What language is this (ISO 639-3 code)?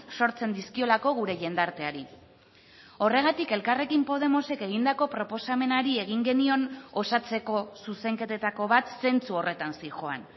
eus